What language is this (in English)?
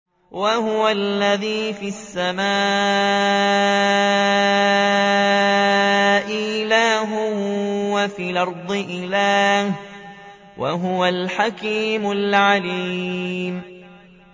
Arabic